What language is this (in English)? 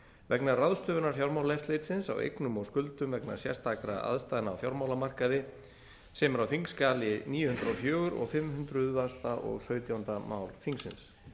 Icelandic